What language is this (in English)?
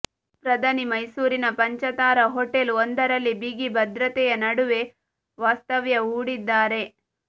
Kannada